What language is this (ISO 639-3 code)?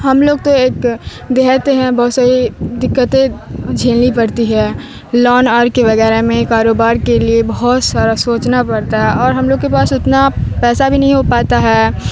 urd